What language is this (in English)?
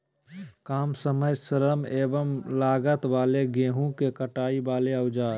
Magahi